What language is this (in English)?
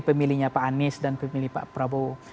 Indonesian